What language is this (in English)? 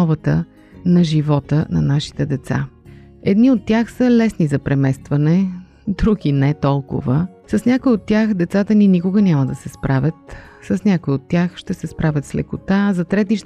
Bulgarian